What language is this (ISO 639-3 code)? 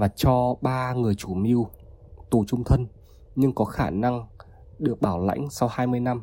vie